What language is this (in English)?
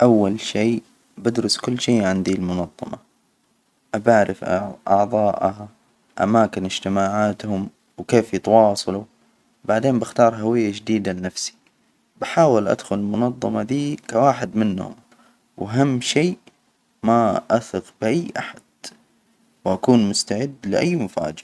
Hijazi Arabic